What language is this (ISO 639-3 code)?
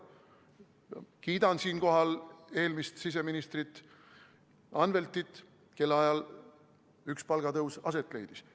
est